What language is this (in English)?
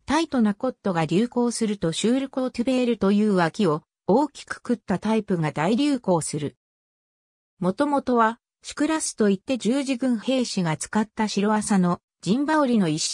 Japanese